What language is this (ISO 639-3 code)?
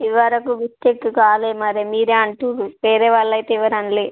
tel